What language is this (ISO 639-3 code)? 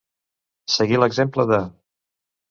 cat